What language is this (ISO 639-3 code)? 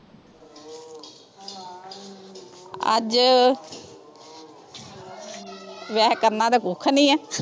pan